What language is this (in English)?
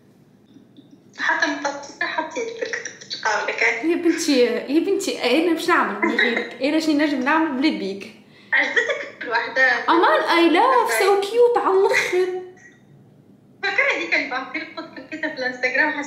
Arabic